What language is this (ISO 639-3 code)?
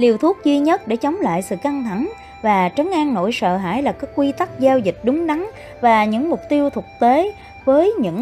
vie